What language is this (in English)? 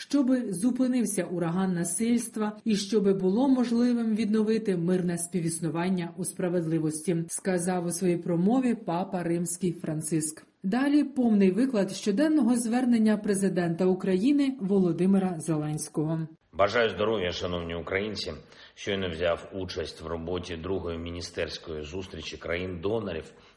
Ukrainian